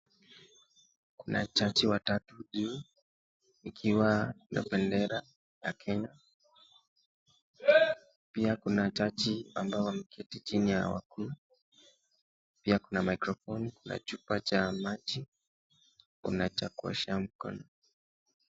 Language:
Swahili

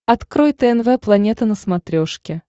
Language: Russian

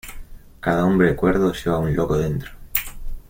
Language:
Spanish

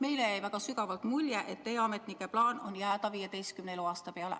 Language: Estonian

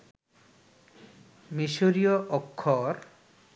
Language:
Bangla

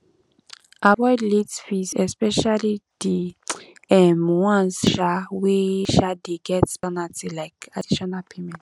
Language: Nigerian Pidgin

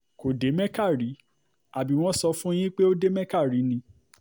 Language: Yoruba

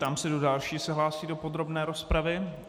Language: Czech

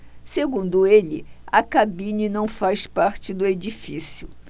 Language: Portuguese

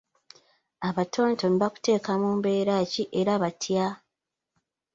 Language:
Ganda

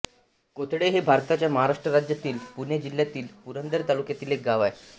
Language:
Marathi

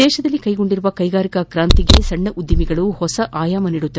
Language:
Kannada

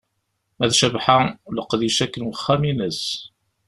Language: Kabyle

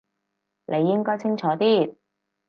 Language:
Cantonese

